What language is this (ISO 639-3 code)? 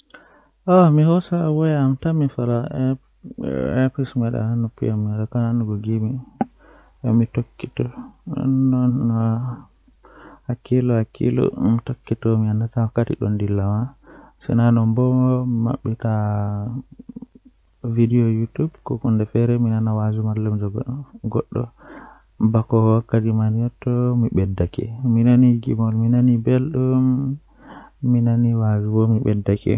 fuh